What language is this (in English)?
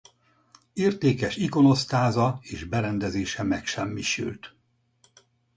Hungarian